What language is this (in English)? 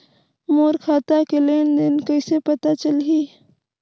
Chhattisgarhi